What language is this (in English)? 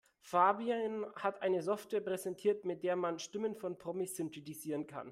German